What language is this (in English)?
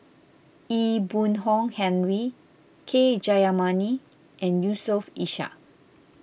English